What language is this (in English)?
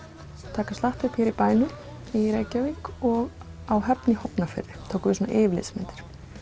Icelandic